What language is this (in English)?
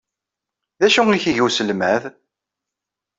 Kabyle